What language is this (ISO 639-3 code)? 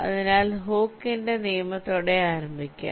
mal